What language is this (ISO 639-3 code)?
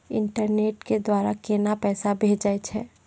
mai